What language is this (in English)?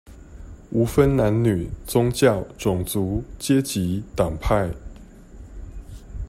Chinese